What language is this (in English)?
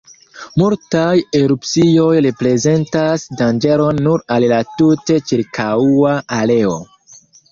Esperanto